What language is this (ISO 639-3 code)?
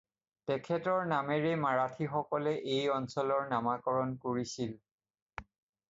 asm